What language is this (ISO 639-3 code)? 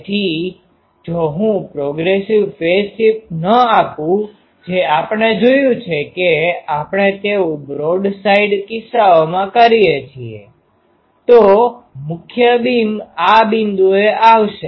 guj